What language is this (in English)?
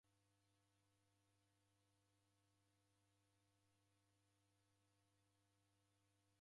Taita